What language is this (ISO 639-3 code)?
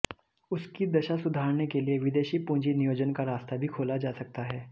hin